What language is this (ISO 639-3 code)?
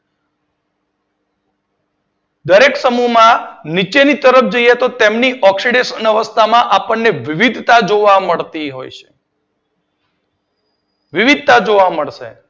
guj